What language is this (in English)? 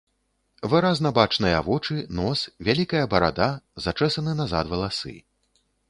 Belarusian